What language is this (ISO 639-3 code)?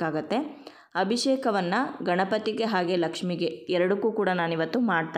kan